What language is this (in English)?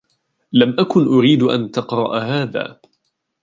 Arabic